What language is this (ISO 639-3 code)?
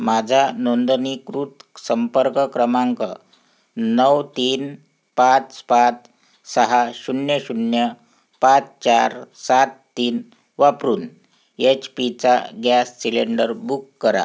mar